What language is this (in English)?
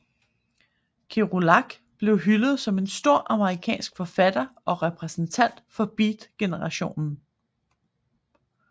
Danish